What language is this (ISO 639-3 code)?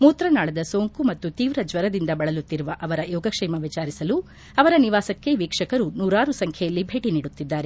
kan